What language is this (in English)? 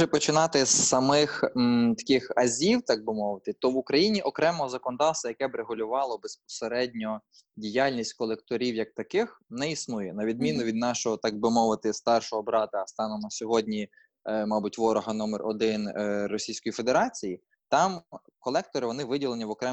Ukrainian